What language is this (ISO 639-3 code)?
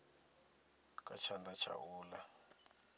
ven